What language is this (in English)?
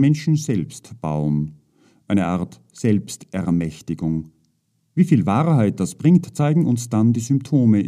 German